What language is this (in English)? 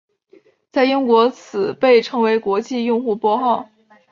Chinese